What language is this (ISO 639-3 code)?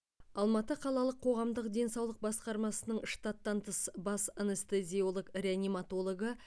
kaz